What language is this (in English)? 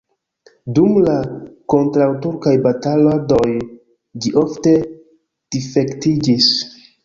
Esperanto